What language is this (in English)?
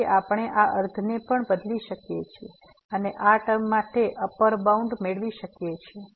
Gujarati